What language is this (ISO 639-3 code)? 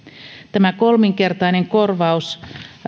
fin